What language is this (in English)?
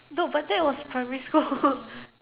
English